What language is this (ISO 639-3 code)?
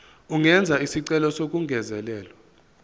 zul